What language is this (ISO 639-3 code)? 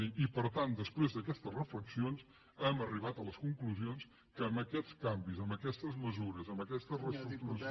cat